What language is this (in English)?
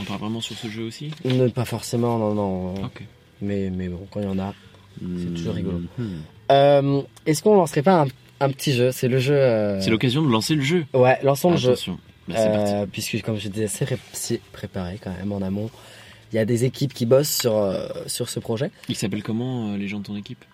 French